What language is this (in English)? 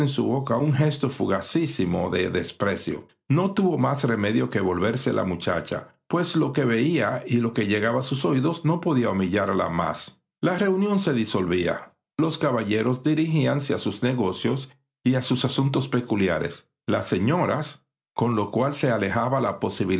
Spanish